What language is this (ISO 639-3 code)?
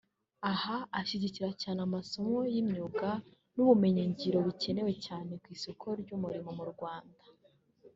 kin